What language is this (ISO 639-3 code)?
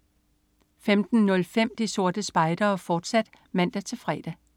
dan